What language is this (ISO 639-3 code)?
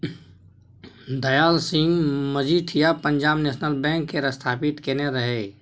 mai